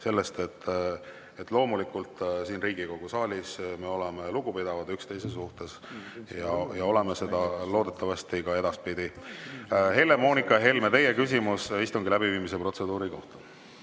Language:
Estonian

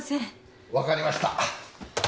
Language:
Japanese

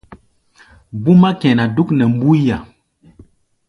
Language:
Gbaya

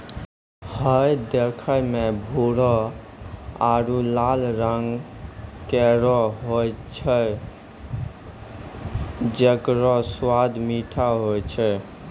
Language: Maithili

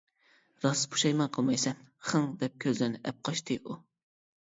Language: Uyghur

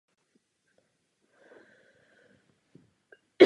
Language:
Czech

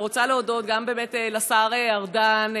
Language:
Hebrew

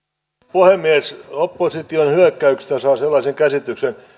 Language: Finnish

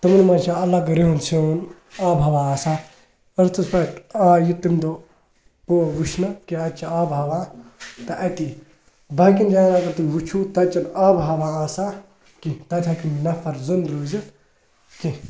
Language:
Kashmiri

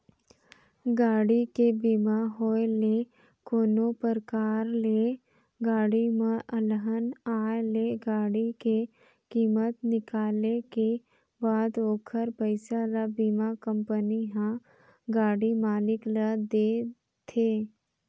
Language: Chhattisgarhi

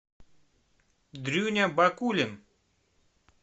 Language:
Russian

